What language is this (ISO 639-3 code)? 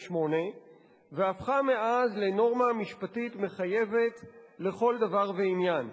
heb